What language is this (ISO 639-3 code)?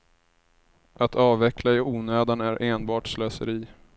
swe